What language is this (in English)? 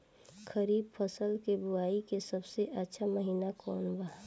Bhojpuri